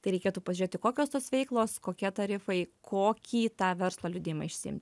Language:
Lithuanian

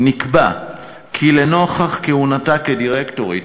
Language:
Hebrew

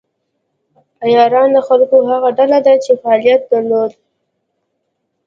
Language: Pashto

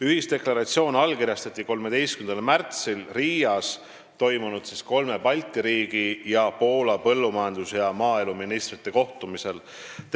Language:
Estonian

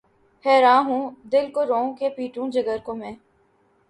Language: Urdu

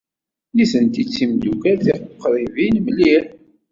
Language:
Kabyle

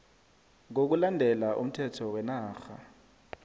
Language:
South Ndebele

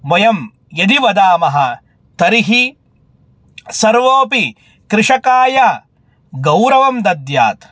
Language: Sanskrit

